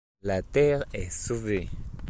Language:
French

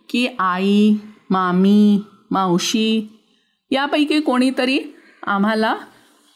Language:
Marathi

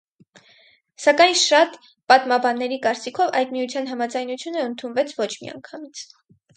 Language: Armenian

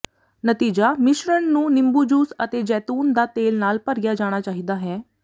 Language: Punjabi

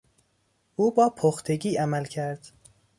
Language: Persian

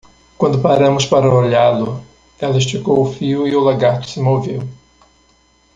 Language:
Portuguese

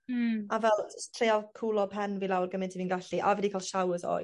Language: Welsh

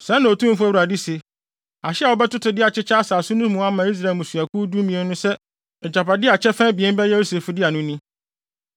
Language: Akan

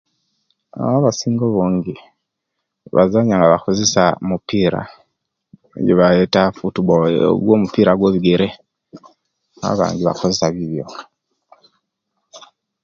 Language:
Kenyi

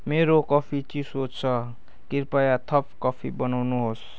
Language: Nepali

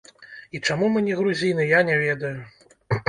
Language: Belarusian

